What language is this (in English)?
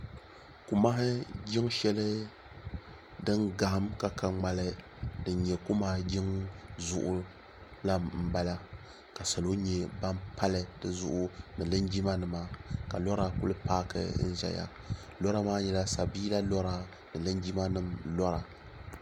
Dagbani